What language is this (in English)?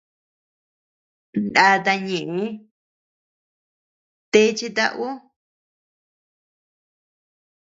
Tepeuxila Cuicatec